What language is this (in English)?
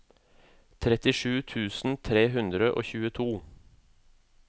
Norwegian